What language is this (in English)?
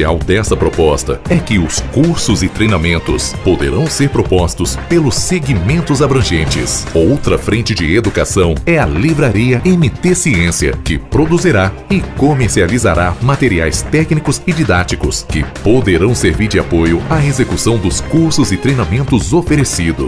Portuguese